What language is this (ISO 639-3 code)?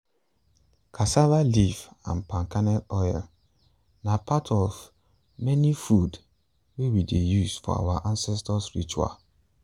pcm